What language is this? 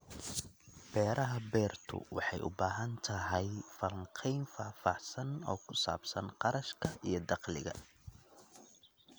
Somali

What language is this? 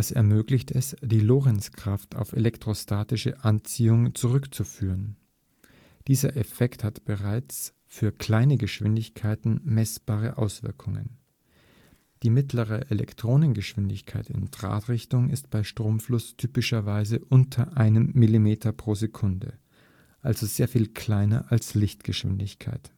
German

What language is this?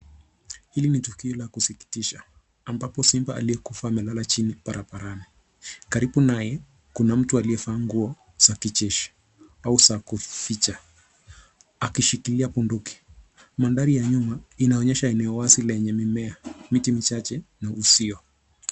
Swahili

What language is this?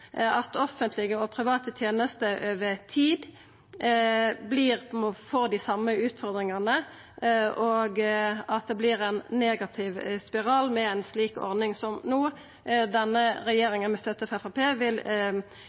Norwegian Nynorsk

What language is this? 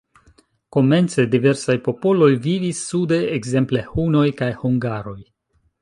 Esperanto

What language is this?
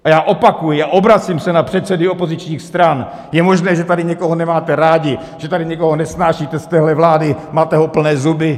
Czech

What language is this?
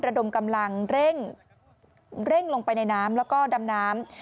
Thai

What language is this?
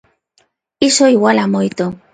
Galician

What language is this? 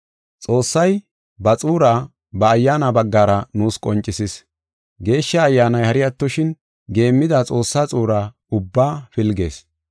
Gofa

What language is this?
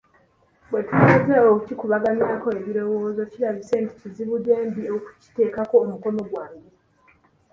Ganda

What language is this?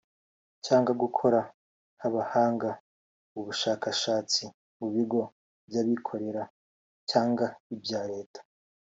Kinyarwanda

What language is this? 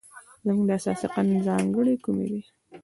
Pashto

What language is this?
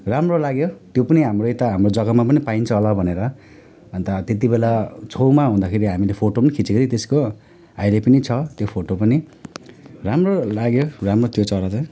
Nepali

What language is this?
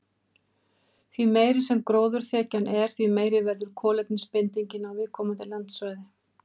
Icelandic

